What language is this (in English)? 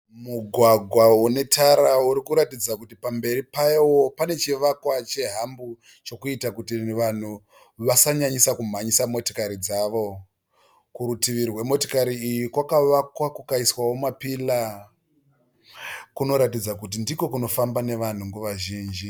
Shona